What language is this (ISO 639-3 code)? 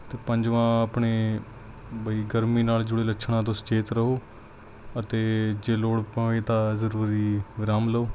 pan